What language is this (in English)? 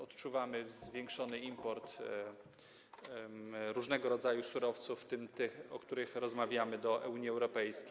Polish